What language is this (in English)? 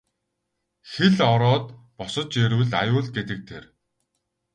Mongolian